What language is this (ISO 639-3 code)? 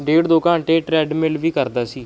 pan